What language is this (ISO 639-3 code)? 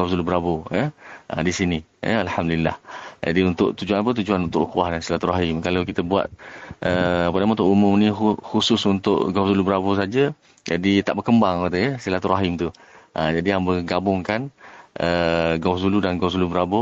msa